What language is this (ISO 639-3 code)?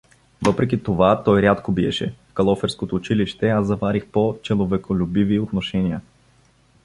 bul